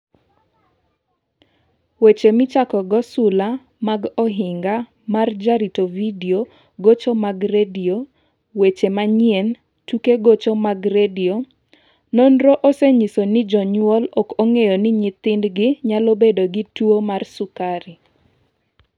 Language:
Luo (Kenya and Tanzania)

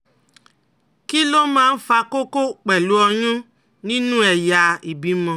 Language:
Yoruba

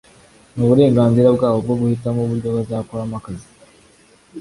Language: Kinyarwanda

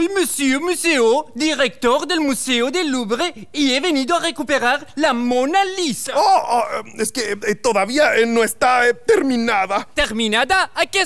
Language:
Spanish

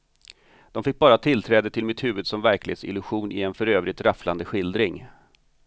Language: Swedish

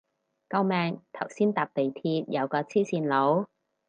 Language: Cantonese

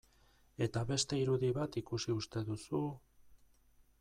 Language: Basque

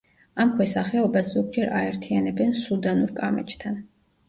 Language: Georgian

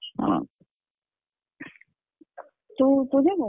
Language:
Odia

